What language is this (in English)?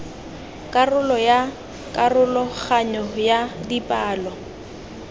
Tswana